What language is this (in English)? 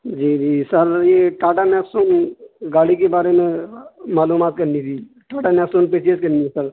Urdu